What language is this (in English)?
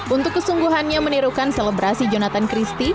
Indonesian